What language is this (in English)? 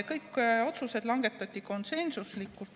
Estonian